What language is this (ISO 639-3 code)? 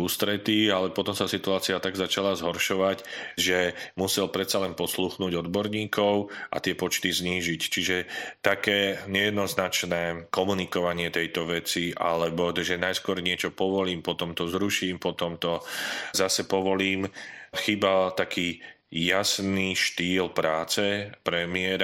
slk